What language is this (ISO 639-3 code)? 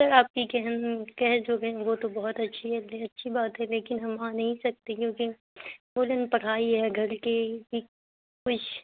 urd